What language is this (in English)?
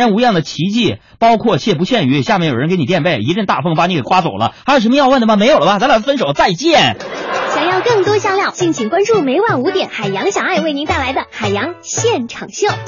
Chinese